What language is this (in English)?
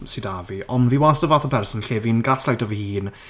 Welsh